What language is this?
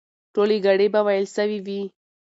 Pashto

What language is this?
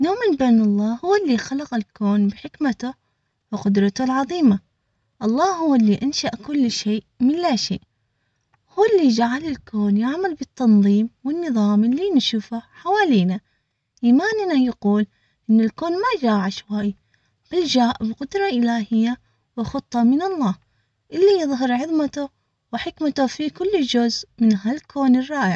Omani Arabic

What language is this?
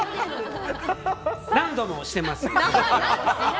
Japanese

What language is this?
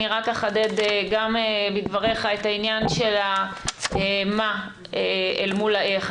Hebrew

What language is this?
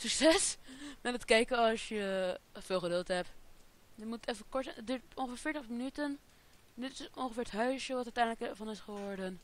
Dutch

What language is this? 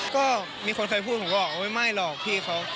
Thai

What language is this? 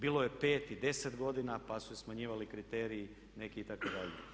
Croatian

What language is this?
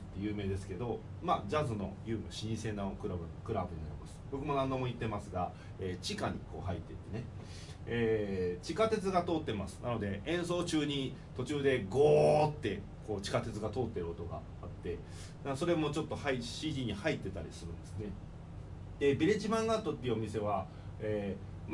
Japanese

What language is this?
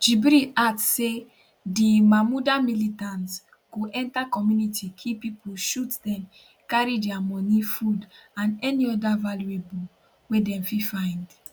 Nigerian Pidgin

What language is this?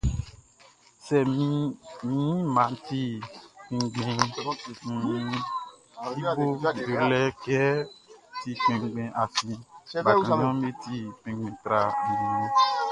Baoulé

